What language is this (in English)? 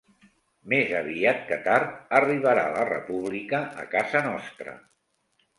Catalan